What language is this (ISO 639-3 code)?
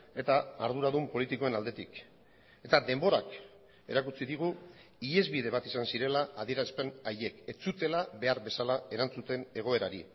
eus